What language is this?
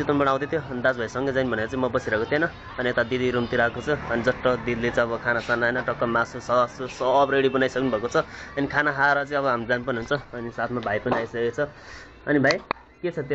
Arabic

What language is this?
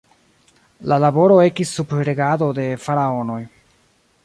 Esperanto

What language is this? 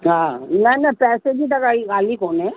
Sindhi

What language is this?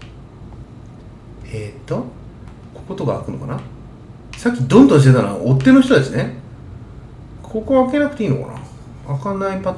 Japanese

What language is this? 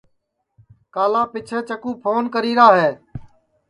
Sansi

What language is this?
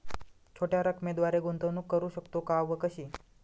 Marathi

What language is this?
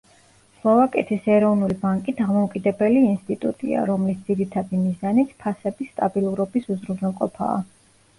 Georgian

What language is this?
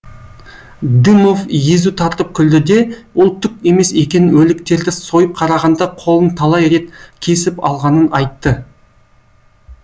Kazakh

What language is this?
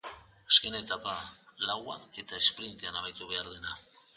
Basque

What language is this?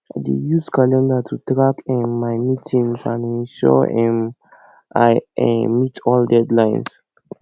Nigerian Pidgin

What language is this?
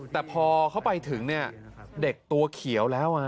Thai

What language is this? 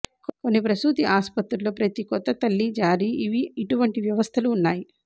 Telugu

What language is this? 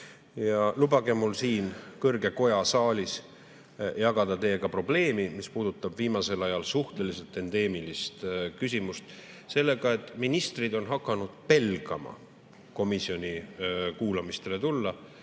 Estonian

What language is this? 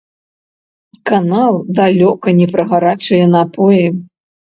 Belarusian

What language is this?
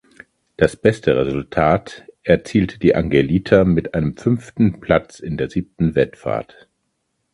German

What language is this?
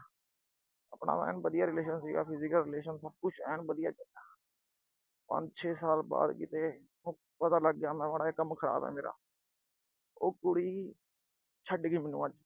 Punjabi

